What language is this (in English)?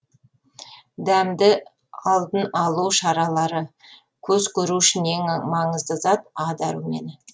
Kazakh